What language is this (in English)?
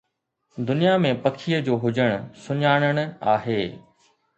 Sindhi